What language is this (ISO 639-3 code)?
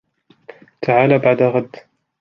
ara